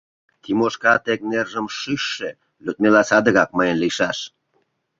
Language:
Mari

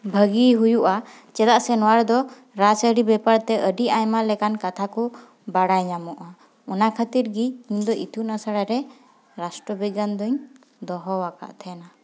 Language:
Santali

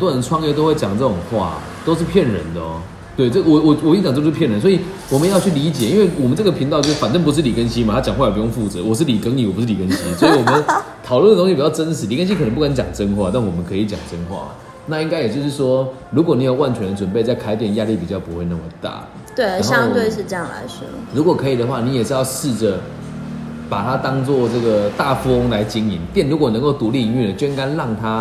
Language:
Chinese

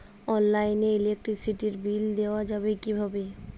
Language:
Bangla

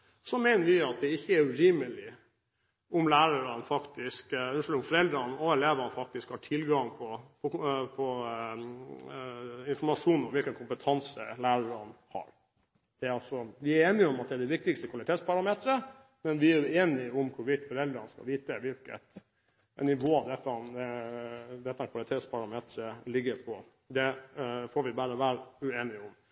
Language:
Norwegian Bokmål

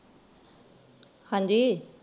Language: Punjabi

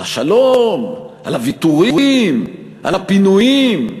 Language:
Hebrew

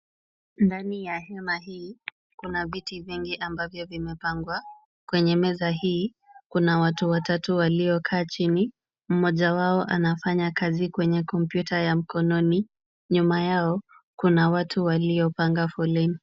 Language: Swahili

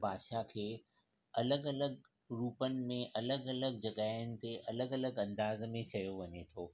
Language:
Sindhi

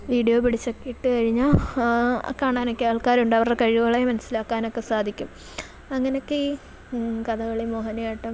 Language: Malayalam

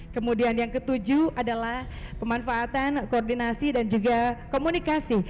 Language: Indonesian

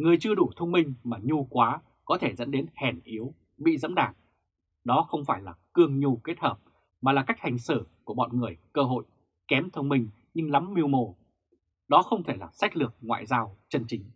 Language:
Vietnamese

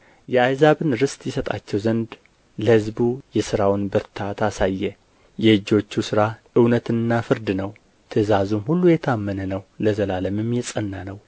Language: Amharic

